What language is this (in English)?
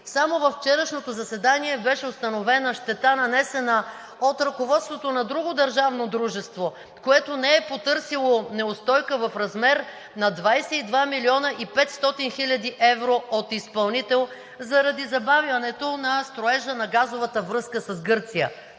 Bulgarian